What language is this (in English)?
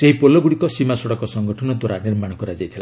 Odia